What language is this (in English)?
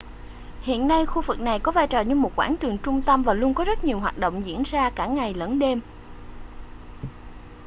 Vietnamese